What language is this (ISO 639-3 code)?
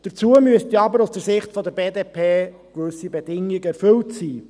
gsw